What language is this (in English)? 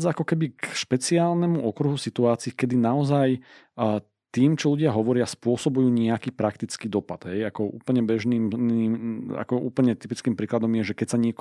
Slovak